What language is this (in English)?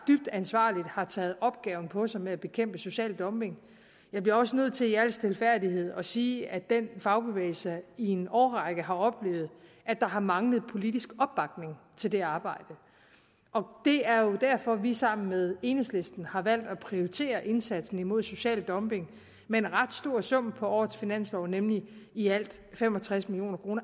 Danish